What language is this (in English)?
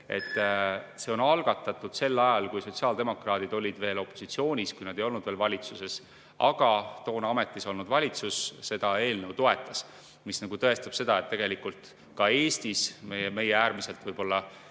Estonian